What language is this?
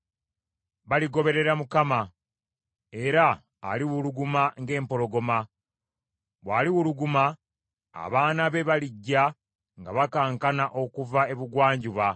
Ganda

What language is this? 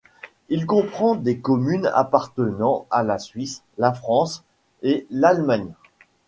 French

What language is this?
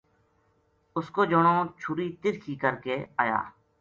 Gujari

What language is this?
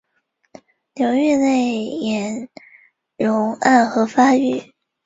Chinese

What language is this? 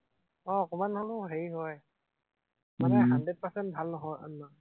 Assamese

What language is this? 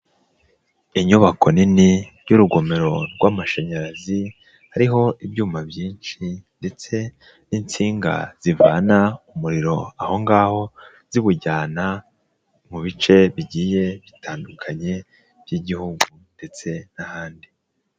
Kinyarwanda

